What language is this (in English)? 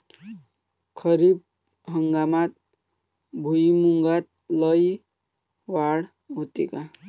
Marathi